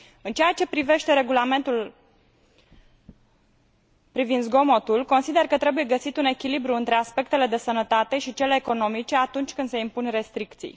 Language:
Romanian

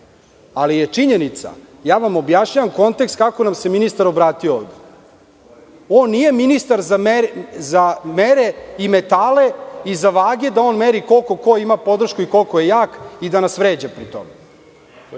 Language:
Serbian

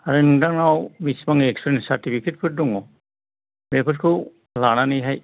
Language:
Bodo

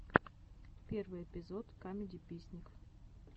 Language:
Russian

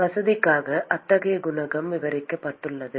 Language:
Tamil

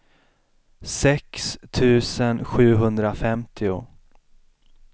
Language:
Swedish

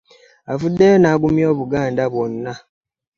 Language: Ganda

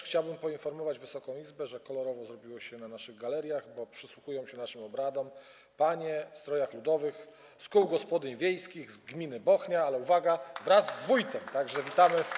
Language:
Polish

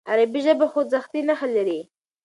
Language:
Pashto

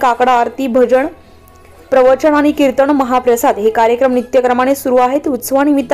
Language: Hindi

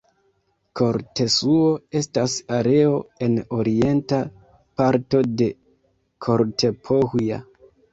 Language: Esperanto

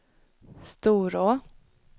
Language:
Swedish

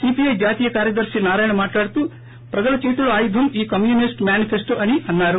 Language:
Telugu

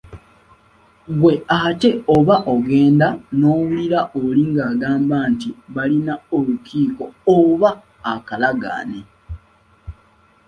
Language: Ganda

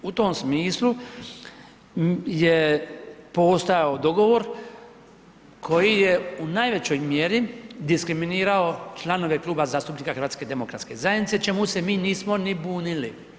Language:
Croatian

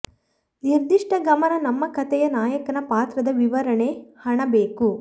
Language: Kannada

